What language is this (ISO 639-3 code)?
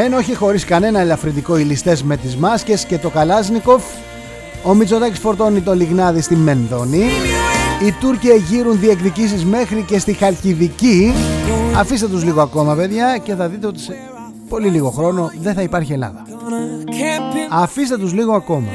ell